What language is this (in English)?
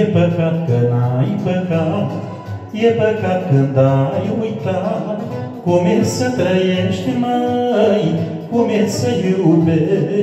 Romanian